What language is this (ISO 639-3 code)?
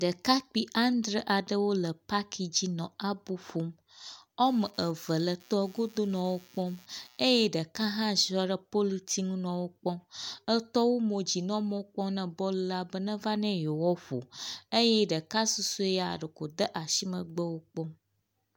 ewe